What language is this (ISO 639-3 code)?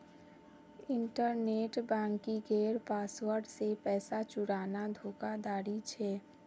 mag